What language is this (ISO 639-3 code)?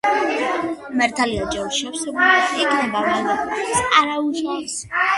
kat